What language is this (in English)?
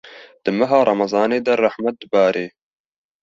Kurdish